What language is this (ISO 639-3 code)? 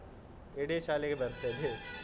kan